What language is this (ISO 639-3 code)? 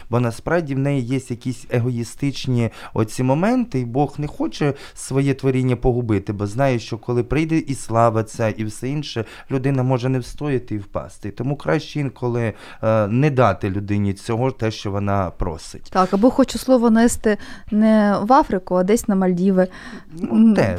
ukr